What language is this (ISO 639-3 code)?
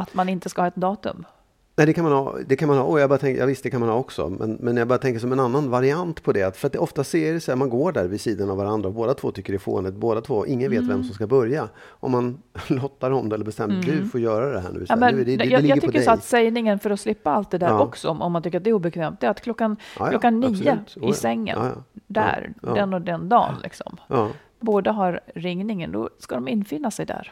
swe